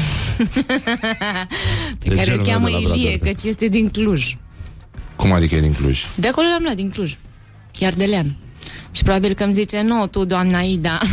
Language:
Romanian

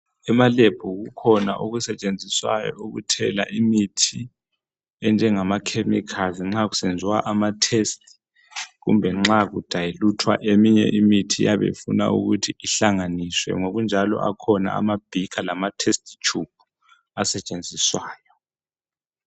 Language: North Ndebele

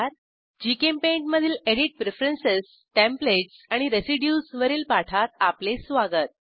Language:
Marathi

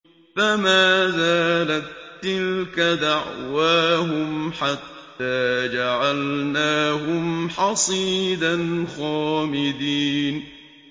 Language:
Arabic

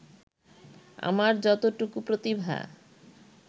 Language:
Bangla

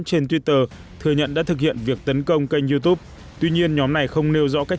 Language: Vietnamese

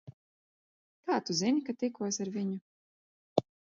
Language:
Latvian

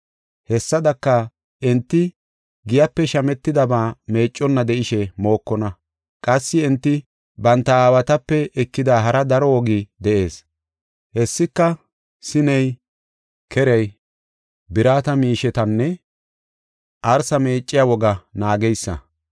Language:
Gofa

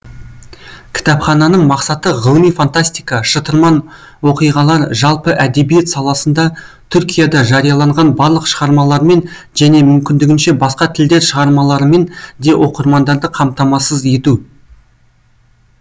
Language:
Kazakh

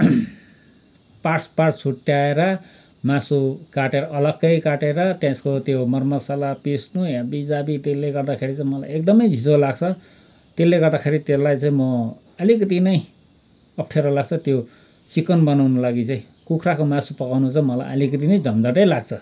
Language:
Nepali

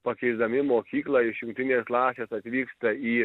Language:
Lithuanian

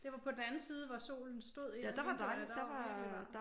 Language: Danish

